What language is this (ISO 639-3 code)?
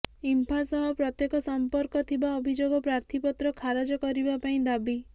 ori